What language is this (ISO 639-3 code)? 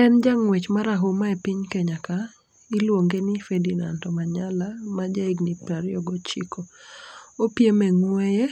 luo